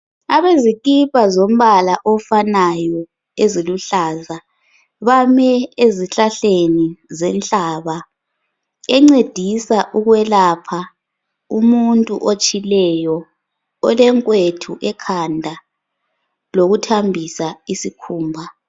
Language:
North Ndebele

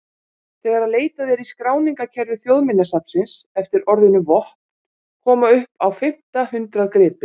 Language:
Icelandic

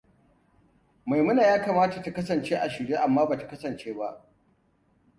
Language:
Hausa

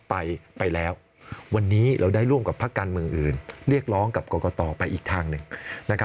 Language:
Thai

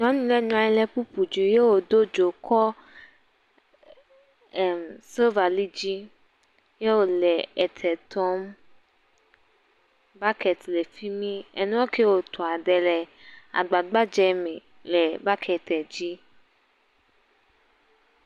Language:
Ewe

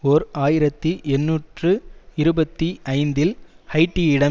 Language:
Tamil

